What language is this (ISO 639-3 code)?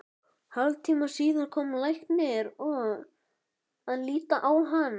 isl